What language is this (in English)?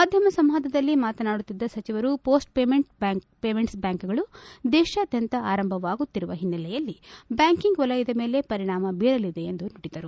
Kannada